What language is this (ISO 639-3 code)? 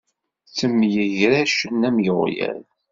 kab